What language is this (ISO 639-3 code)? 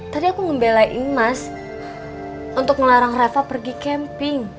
ind